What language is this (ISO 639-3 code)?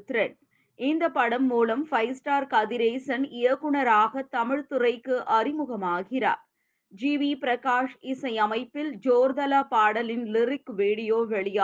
tam